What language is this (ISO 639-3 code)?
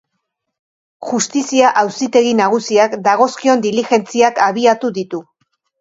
eus